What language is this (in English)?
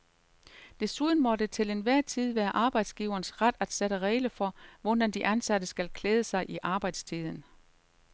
Danish